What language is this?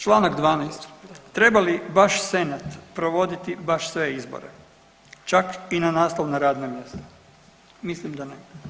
Croatian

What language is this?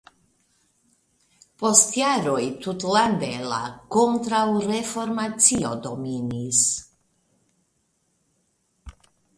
Esperanto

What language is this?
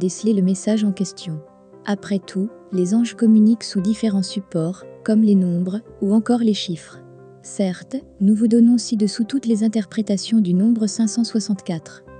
French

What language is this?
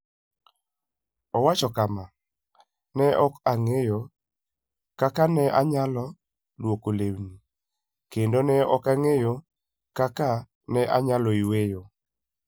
Luo (Kenya and Tanzania)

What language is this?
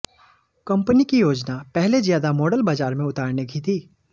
Hindi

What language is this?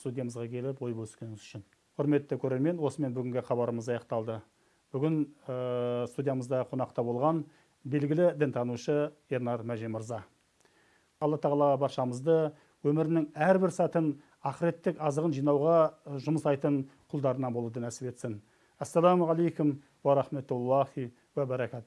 Turkish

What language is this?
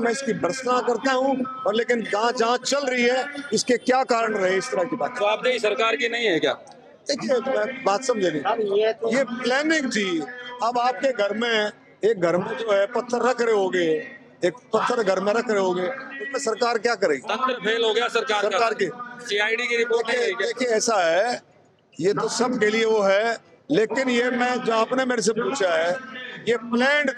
Hindi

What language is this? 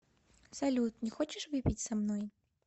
Russian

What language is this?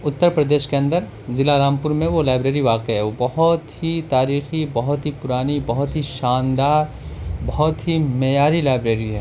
Urdu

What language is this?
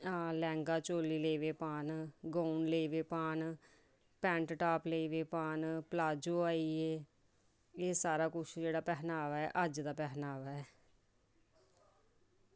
Dogri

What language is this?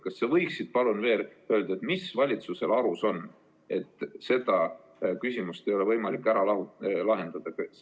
Estonian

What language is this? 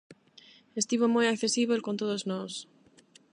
Galician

